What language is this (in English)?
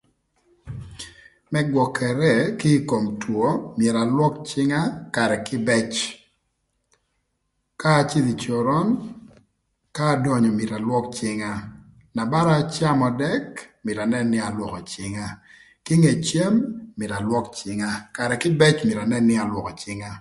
Thur